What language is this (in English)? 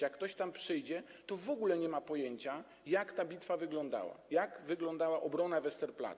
Polish